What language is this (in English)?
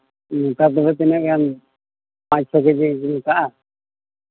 Santali